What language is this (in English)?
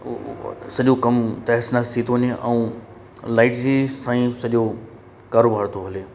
Sindhi